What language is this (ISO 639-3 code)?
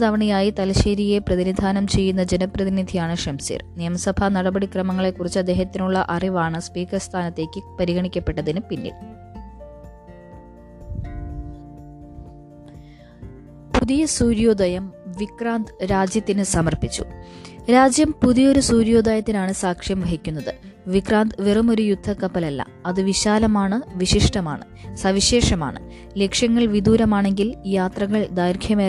mal